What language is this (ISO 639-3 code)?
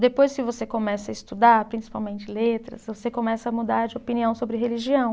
por